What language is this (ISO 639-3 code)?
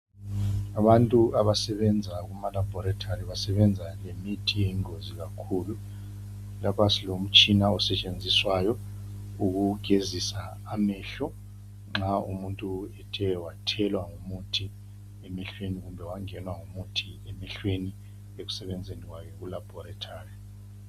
nde